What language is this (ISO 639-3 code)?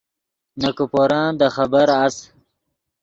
ydg